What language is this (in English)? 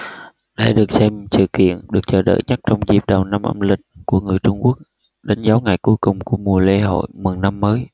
Vietnamese